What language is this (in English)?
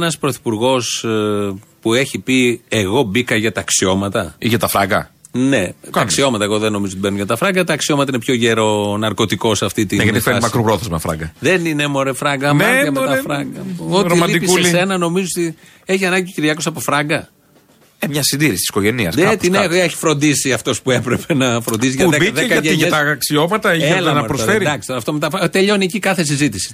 Greek